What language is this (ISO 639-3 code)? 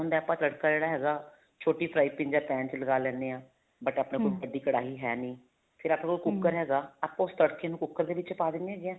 pan